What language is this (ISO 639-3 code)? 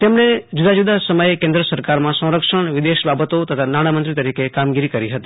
guj